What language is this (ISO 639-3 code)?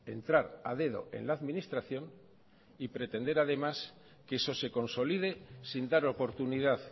spa